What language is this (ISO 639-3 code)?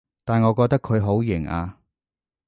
yue